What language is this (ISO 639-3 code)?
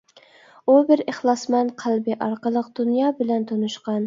uig